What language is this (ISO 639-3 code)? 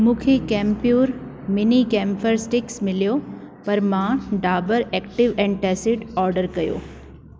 snd